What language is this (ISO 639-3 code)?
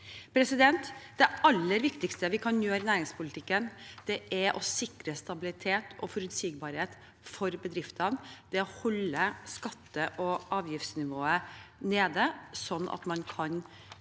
nor